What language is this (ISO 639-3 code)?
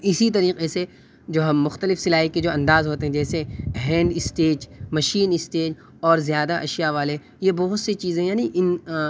urd